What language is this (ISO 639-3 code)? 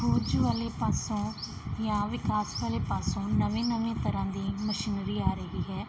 pan